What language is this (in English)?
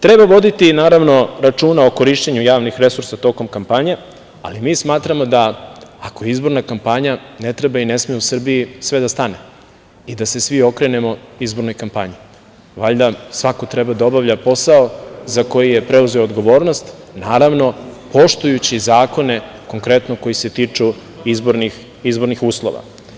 Serbian